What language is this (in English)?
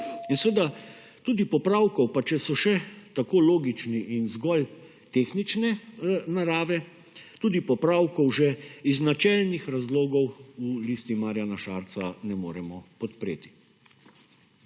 Slovenian